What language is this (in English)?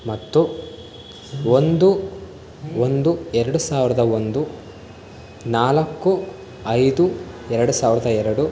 Kannada